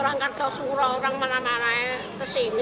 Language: Indonesian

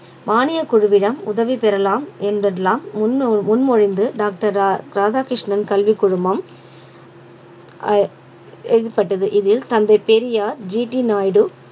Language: Tamil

